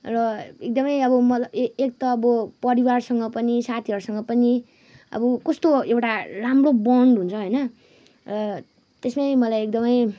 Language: Nepali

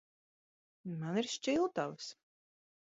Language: Latvian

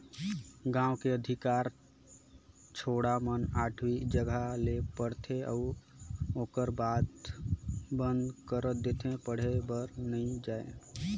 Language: Chhattisgarhi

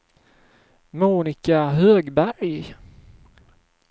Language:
Swedish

